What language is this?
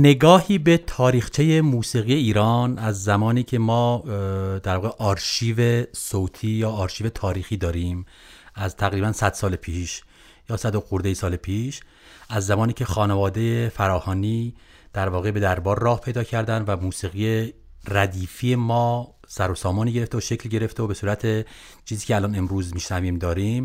Persian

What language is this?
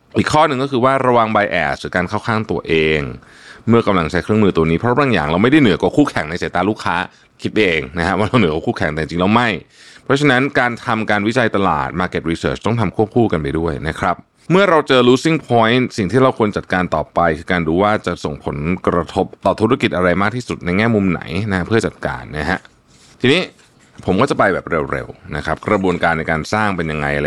Thai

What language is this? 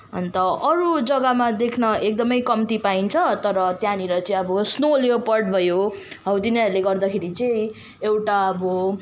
Nepali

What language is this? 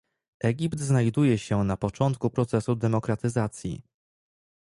Polish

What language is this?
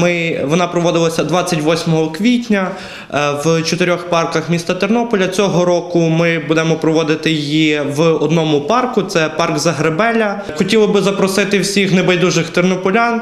Ukrainian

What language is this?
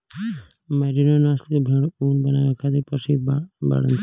Bhojpuri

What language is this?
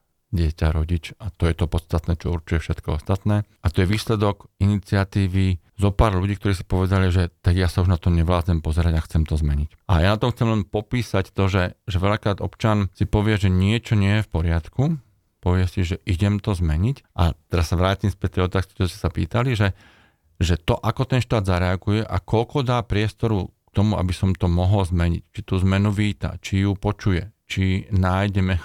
Slovak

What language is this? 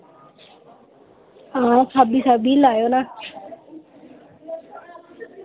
Dogri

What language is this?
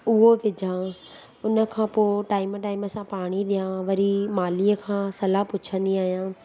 Sindhi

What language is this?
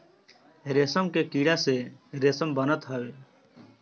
Bhojpuri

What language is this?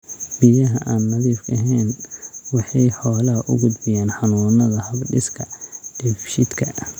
Somali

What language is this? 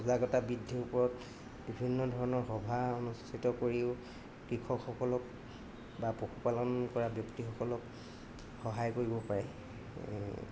Assamese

